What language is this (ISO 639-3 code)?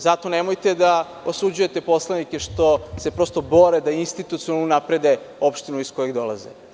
srp